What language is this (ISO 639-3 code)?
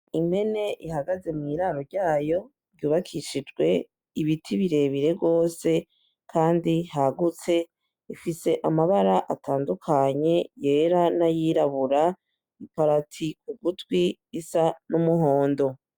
run